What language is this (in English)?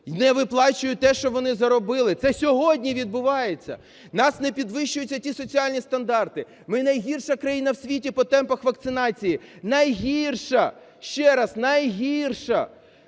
Ukrainian